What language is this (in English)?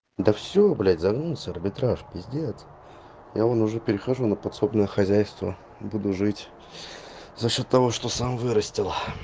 Russian